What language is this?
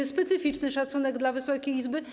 Polish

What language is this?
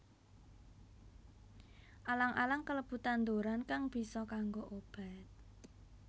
Javanese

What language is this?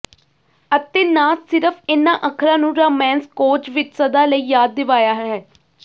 Punjabi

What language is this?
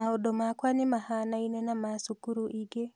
Kikuyu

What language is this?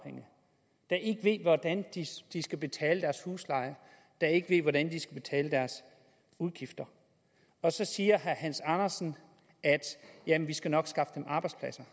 Danish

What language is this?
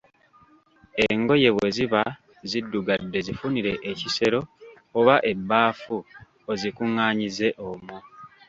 Ganda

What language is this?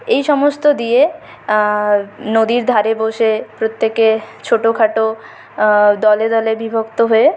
Bangla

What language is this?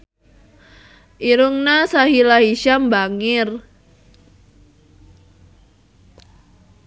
Sundanese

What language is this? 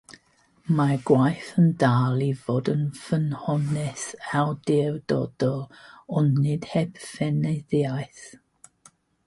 Welsh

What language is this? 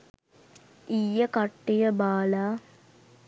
Sinhala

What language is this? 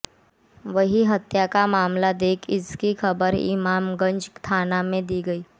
Hindi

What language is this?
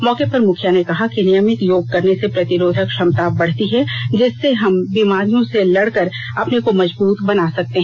Hindi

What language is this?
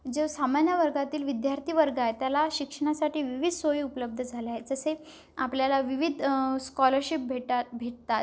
Marathi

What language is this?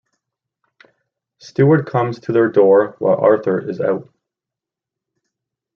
English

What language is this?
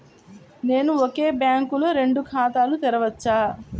Telugu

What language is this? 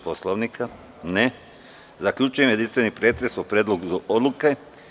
Serbian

